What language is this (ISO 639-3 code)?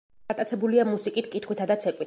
kat